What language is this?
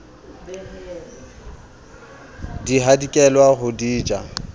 Southern Sotho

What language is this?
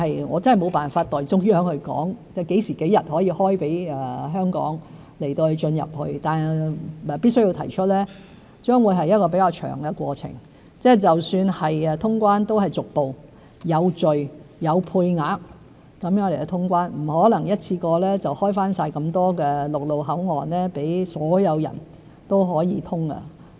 Cantonese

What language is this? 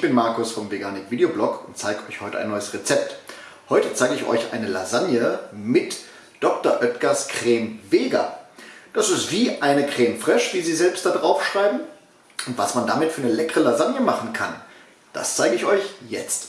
German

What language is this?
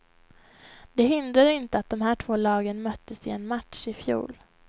Swedish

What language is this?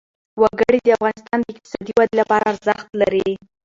Pashto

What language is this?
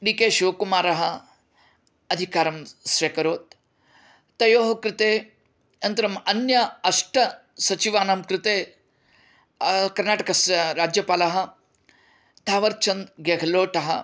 Sanskrit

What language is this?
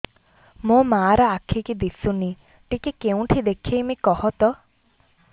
Odia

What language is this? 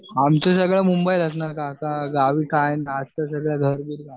Marathi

